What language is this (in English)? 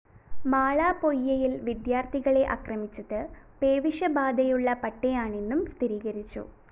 Malayalam